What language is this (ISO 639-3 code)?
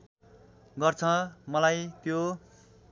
nep